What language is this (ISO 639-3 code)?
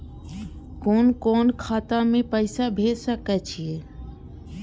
mai